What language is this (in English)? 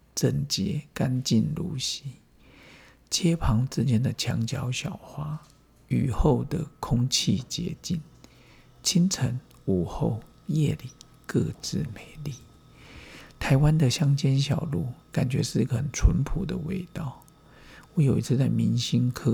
Chinese